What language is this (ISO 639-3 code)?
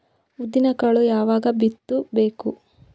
kan